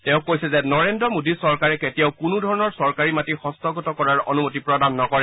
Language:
Assamese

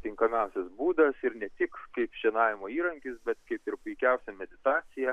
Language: Lithuanian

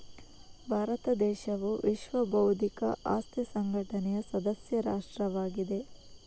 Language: Kannada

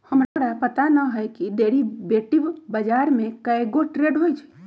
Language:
Magahi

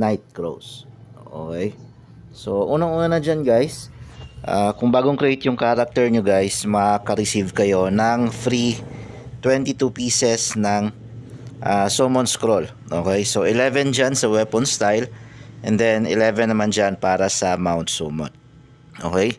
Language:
Filipino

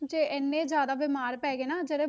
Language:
Punjabi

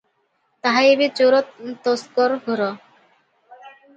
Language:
Odia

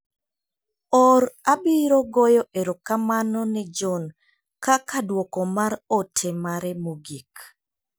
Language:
Luo (Kenya and Tanzania)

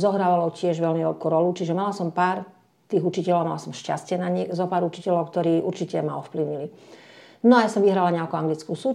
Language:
Slovak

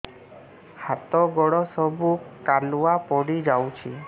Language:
Odia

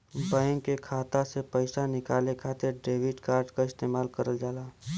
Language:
Bhojpuri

